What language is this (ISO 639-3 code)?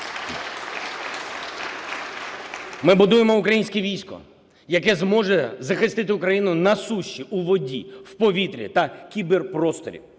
ukr